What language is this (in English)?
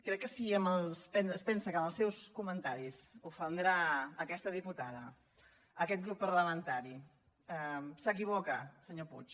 Catalan